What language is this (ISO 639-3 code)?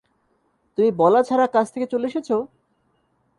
ben